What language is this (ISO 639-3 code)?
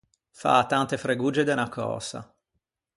lij